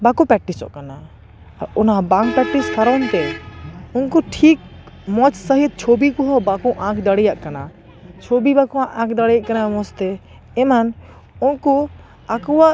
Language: Santali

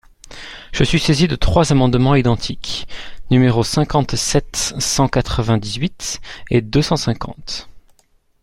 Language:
French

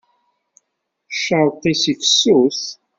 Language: Kabyle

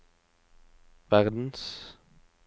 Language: Norwegian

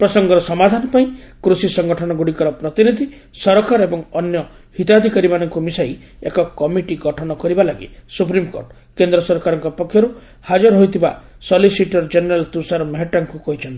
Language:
Odia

